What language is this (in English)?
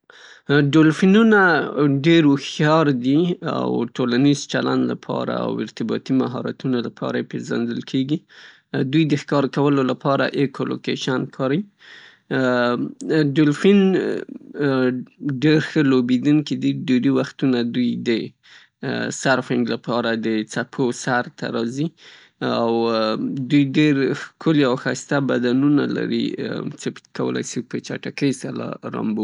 Pashto